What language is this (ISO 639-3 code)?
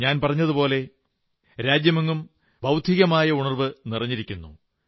mal